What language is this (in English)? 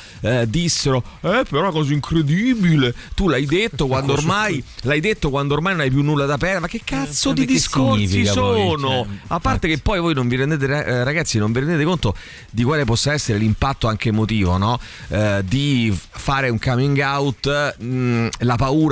Italian